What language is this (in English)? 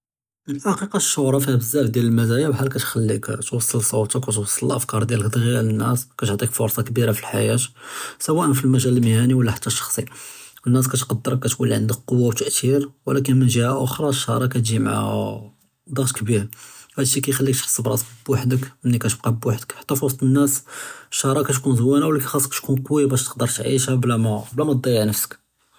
Judeo-Arabic